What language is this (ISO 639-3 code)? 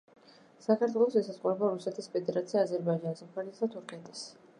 kat